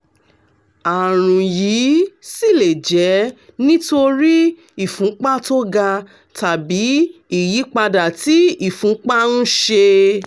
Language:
Yoruba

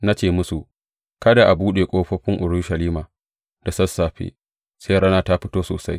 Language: Hausa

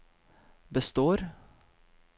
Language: Norwegian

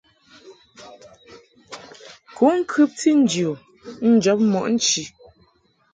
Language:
Mungaka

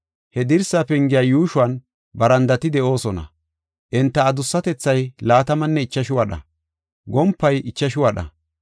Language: Gofa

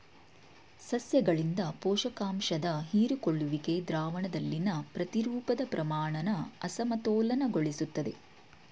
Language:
Kannada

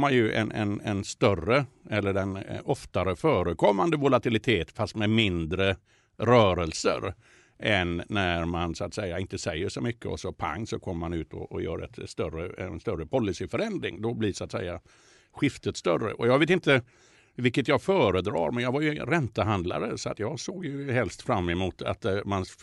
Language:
Swedish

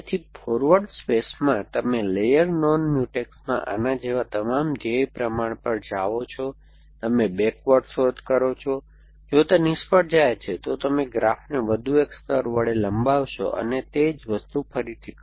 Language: Gujarati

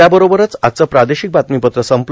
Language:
Marathi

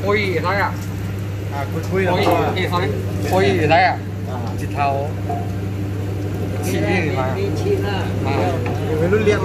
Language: Thai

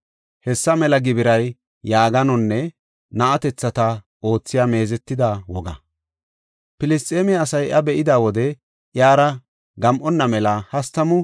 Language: Gofa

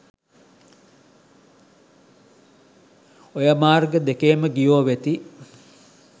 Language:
Sinhala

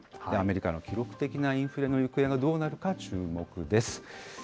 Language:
Japanese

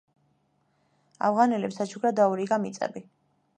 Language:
Georgian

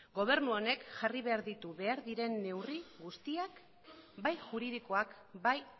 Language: Basque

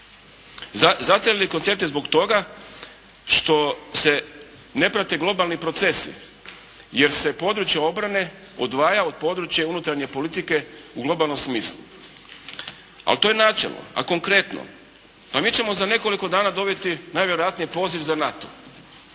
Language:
Croatian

